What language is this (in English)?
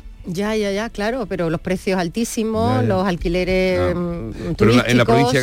Spanish